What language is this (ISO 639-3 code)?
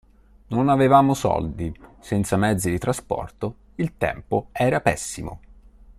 ita